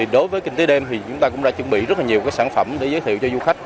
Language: Vietnamese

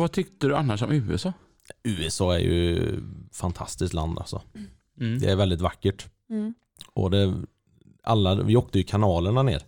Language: Swedish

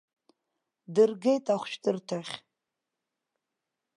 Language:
Abkhazian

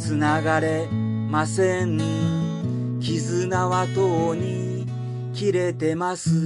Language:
Japanese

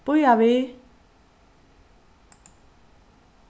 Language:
Faroese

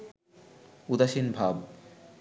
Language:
Bangla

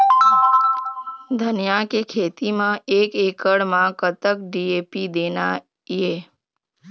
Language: Chhattisgarhi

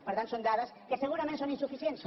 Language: Catalan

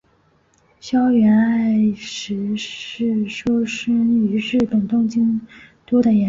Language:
Chinese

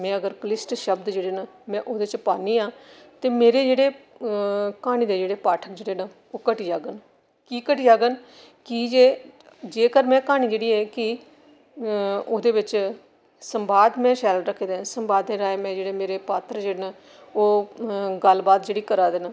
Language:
Dogri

